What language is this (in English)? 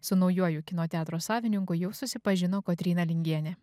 Lithuanian